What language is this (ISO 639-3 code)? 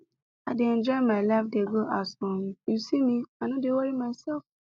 pcm